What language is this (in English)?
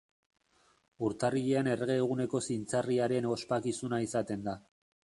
Basque